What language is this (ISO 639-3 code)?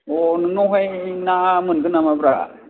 brx